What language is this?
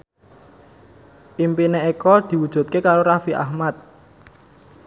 Javanese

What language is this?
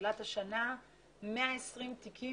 Hebrew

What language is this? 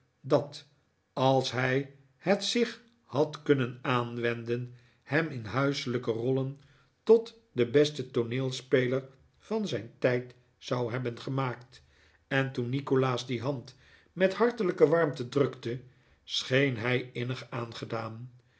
Dutch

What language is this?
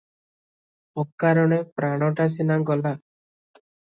Odia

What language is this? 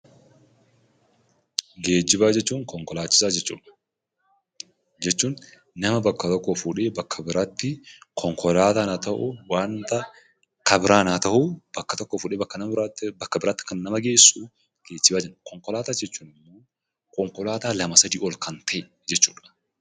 Oromo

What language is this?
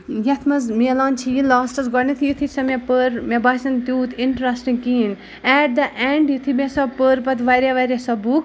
Kashmiri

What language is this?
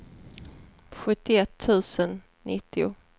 Swedish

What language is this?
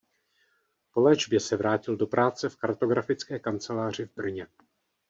Czech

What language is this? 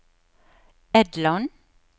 Norwegian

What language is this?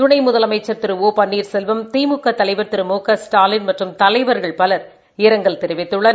Tamil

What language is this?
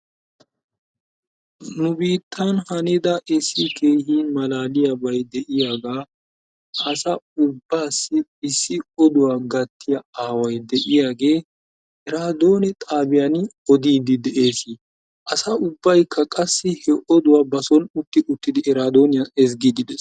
Wolaytta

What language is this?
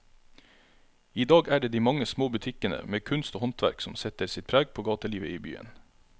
Norwegian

